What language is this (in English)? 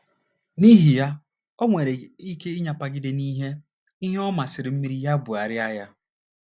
Igbo